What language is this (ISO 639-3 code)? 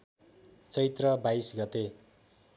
nep